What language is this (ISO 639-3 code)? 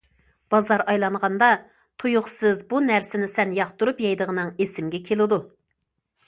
uig